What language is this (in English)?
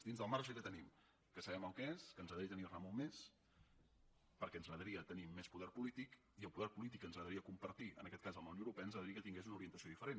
Catalan